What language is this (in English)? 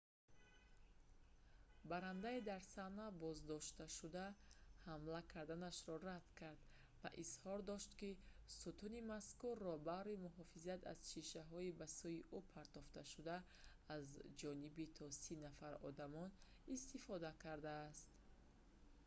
Tajik